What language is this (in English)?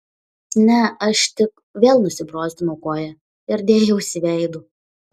Lithuanian